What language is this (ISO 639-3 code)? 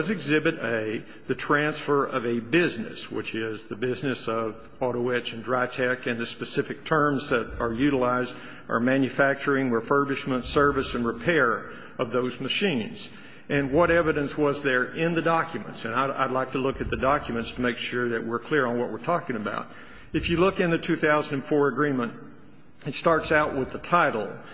eng